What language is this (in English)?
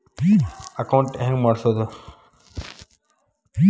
Kannada